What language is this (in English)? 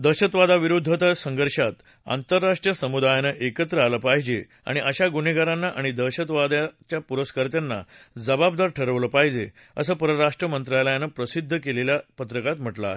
Marathi